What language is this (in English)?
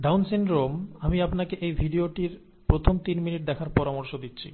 Bangla